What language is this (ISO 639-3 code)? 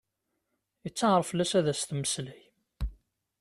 kab